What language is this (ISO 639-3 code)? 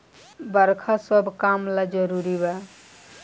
bho